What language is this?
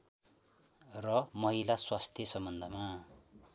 Nepali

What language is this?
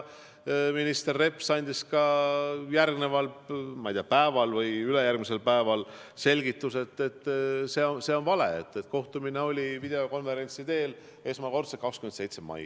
Estonian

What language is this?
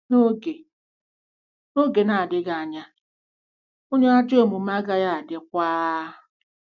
Igbo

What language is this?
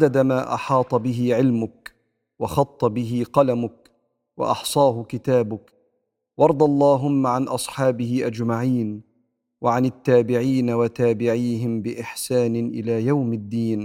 Arabic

